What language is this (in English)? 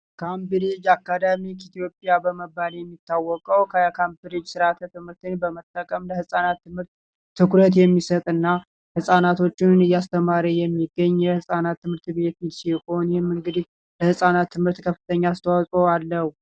Amharic